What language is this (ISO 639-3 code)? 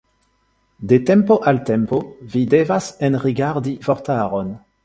epo